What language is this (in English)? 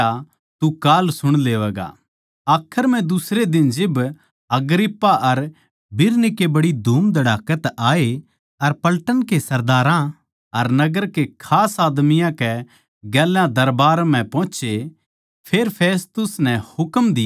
Haryanvi